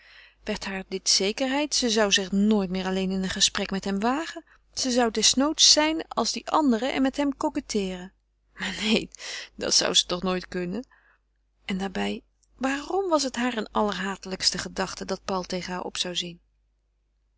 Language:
Dutch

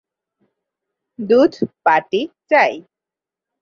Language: Bangla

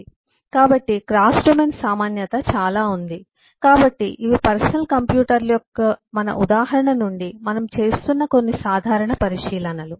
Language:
Telugu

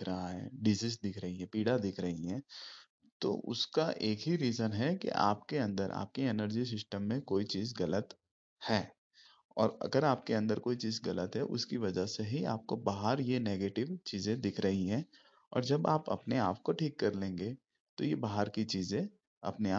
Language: Hindi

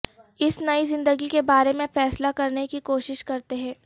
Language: Urdu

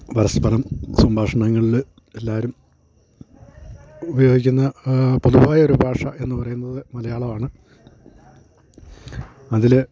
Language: Malayalam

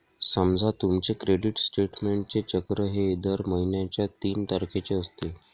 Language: Marathi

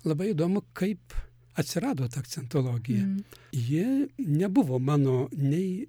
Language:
Lithuanian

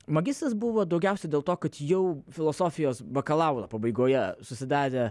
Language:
Lithuanian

